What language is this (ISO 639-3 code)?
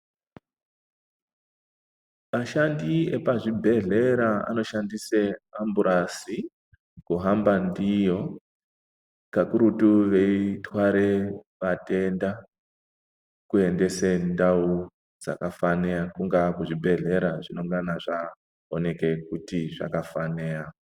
ndc